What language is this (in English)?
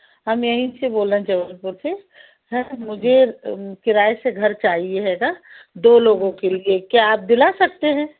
Hindi